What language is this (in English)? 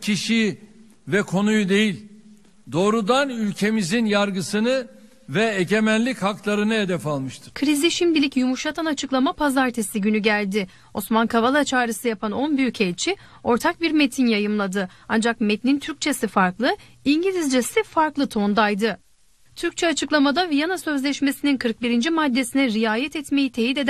Turkish